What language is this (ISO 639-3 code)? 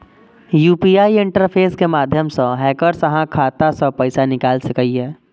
mai